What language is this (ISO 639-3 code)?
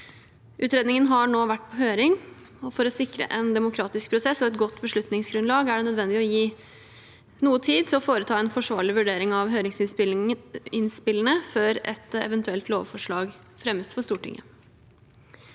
nor